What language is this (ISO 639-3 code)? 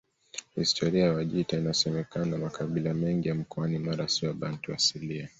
swa